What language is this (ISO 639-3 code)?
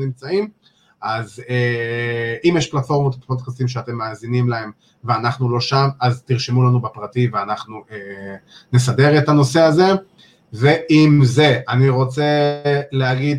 heb